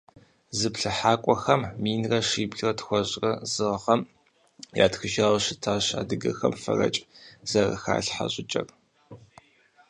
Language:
Kabardian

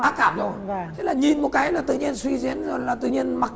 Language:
Vietnamese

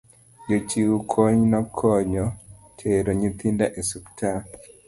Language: Luo (Kenya and Tanzania)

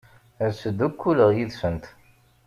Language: Kabyle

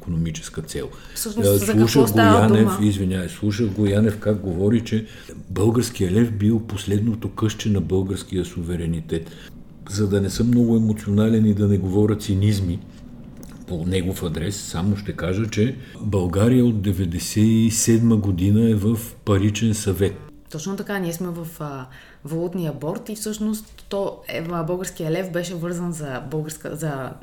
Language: Bulgarian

